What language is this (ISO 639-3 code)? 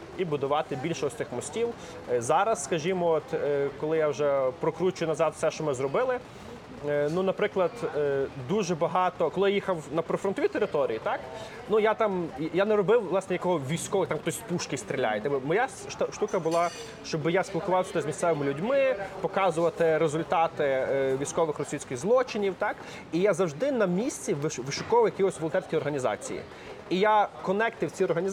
ukr